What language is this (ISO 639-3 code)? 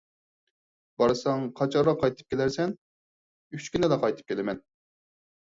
uig